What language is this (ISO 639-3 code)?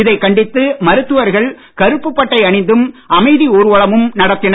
tam